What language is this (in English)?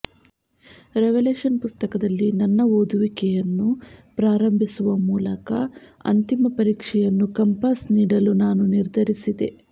Kannada